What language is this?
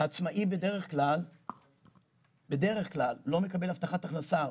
Hebrew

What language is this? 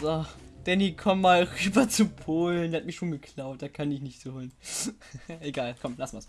German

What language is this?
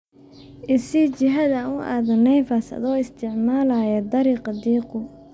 Somali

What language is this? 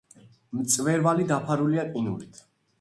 Georgian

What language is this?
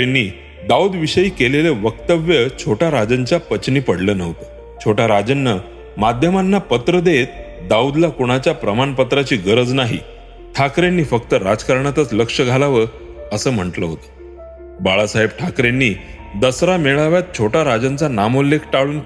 Marathi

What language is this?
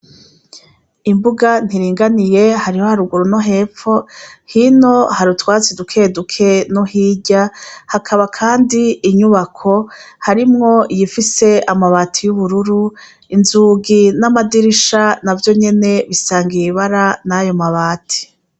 Rundi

